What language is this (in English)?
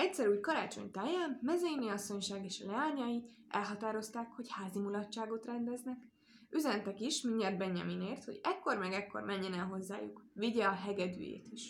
Hungarian